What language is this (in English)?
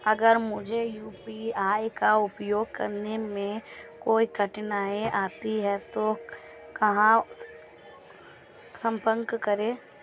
Hindi